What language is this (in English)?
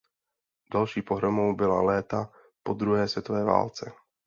Czech